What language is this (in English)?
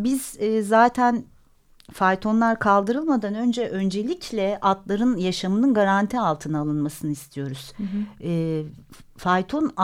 Turkish